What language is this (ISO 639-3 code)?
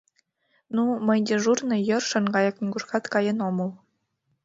chm